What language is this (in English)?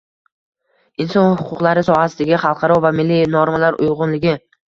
Uzbek